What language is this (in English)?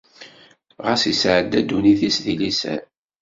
Kabyle